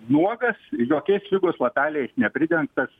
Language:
Lithuanian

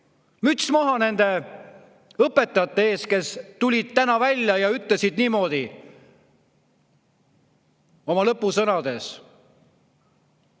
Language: Estonian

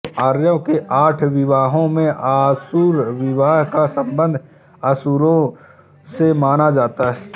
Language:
Hindi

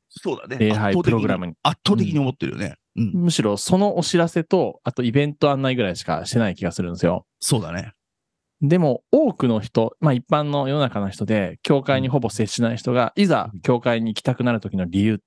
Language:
Japanese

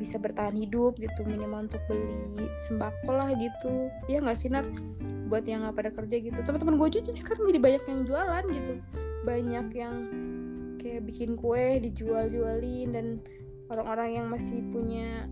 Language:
Indonesian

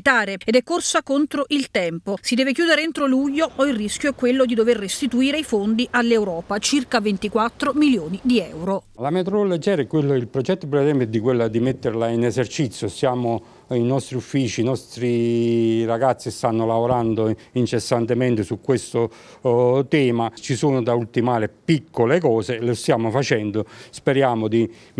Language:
Italian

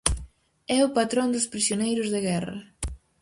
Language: Galician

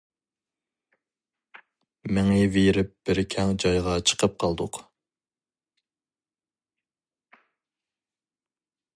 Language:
Uyghur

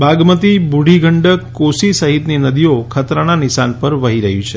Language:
Gujarati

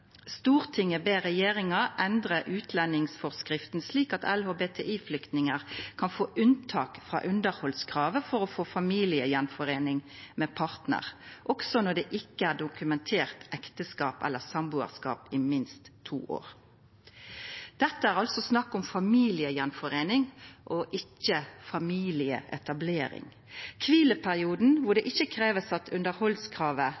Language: Norwegian Nynorsk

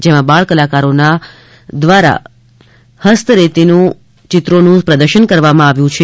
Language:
Gujarati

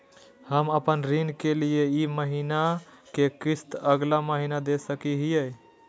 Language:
Magahi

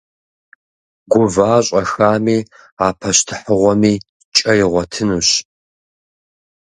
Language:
Kabardian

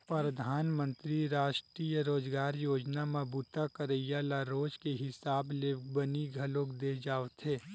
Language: Chhattisgarhi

